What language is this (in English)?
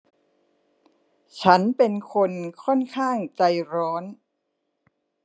Thai